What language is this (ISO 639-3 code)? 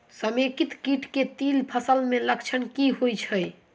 mai